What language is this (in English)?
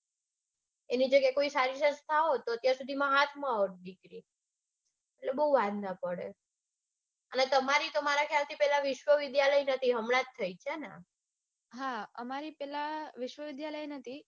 Gujarati